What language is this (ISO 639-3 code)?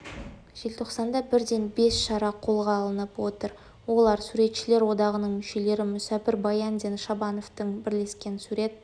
kaz